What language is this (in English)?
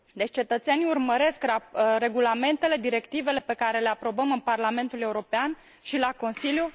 Romanian